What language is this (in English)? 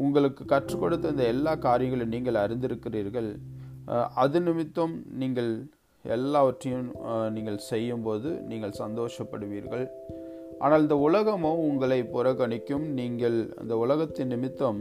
Tamil